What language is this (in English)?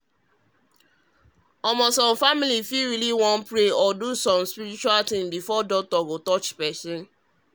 Nigerian Pidgin